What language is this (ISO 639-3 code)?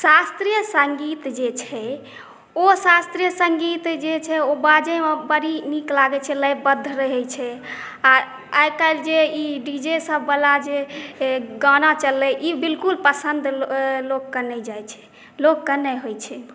mai